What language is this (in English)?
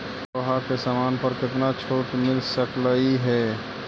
Magahi